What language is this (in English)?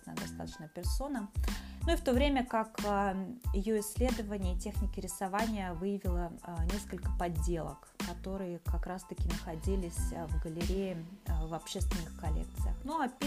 Russian